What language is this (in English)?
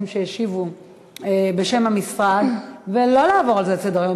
Hebrew